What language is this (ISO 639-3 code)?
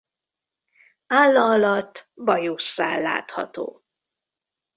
hun